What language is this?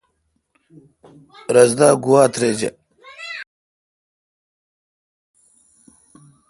Kalkoti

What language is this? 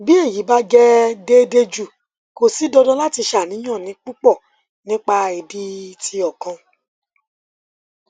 Yoruba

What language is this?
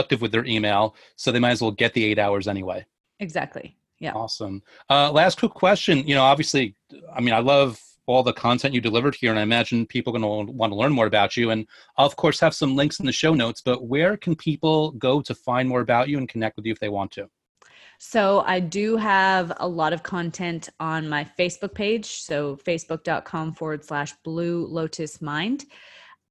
English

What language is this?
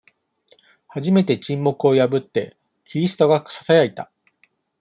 Japanese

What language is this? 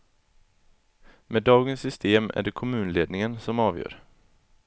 Swedish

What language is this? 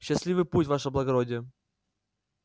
Russian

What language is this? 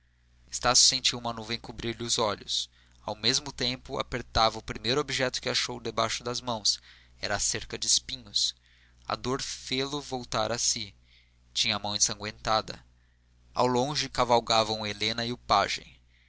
Portuguese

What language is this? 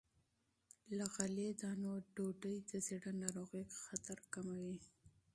Pashto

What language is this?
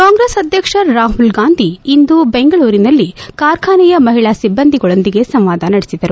Kannada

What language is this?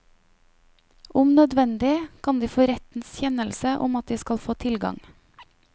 Norwegian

